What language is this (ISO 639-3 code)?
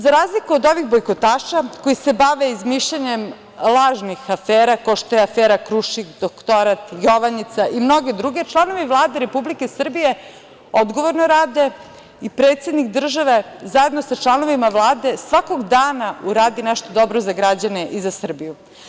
srp